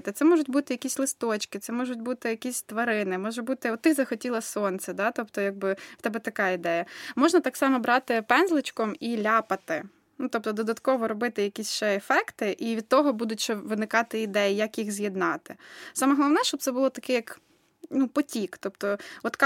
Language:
Ukrainian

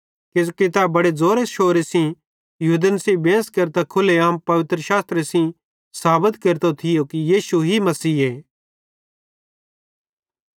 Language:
Bhadrawahi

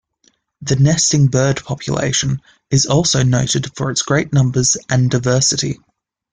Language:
English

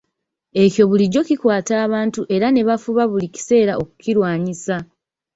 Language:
Ganda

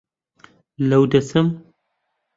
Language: Central Kurdish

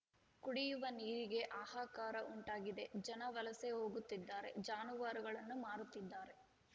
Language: Kannada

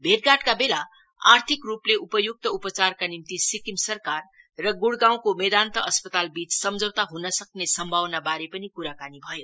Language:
Nepali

